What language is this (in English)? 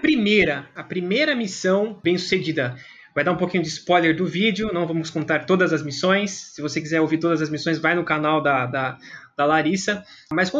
Portuguese